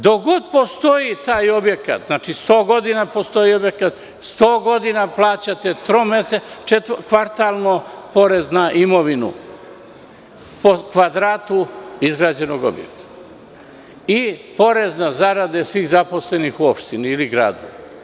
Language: Serbian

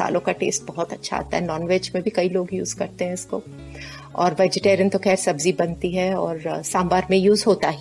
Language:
Hindi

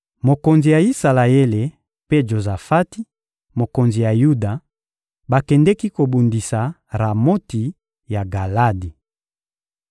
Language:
Lingala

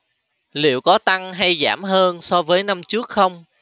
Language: Vietnamese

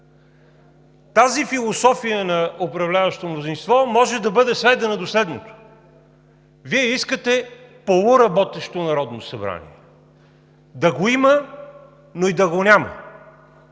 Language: Bulgarian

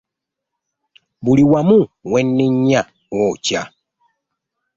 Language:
Ganda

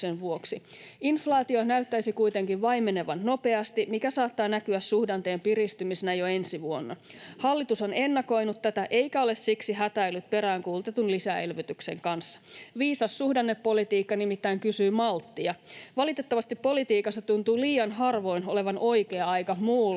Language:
Finnish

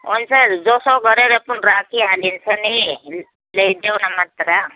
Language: Nepali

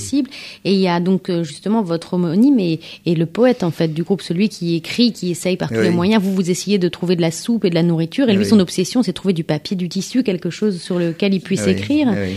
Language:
French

